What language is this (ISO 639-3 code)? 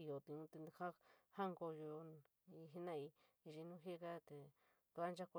mig